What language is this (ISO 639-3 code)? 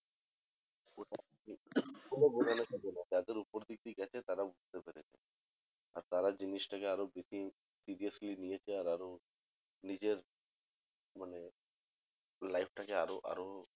ben